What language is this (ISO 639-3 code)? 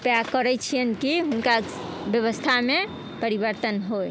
mai